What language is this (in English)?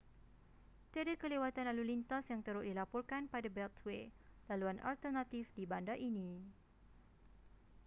Malay